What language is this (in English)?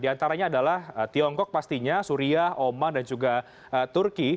Indonesian